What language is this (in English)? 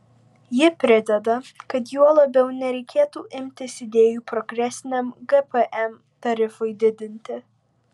Lithuanian